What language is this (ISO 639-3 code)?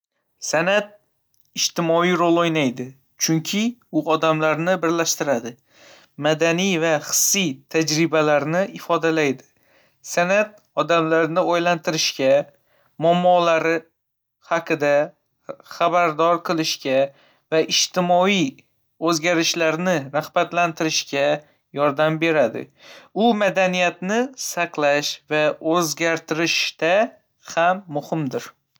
uzb